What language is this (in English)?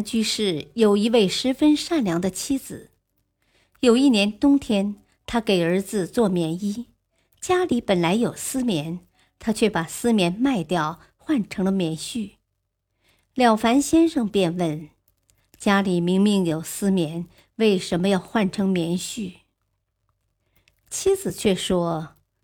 Chinese